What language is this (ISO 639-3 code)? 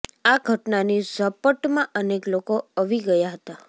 guj